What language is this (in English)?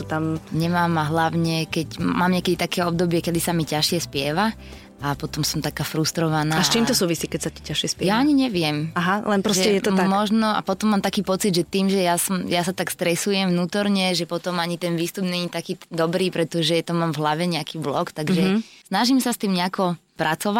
Slovak